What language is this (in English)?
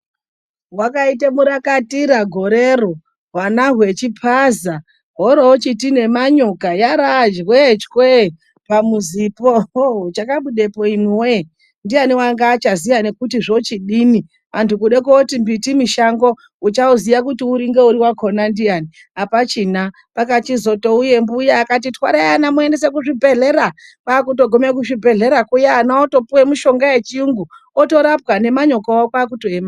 Ndau